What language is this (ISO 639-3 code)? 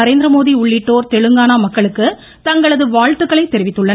tam